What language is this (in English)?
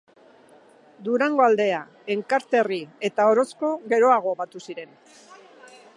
Basque